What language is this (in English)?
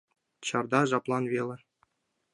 Mari